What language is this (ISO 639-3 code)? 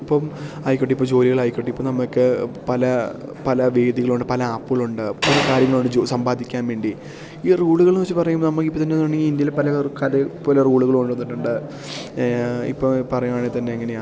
mal